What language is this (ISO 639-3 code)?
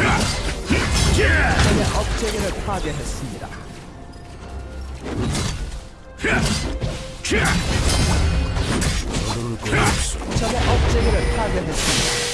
kor